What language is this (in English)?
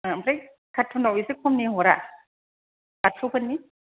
Bodo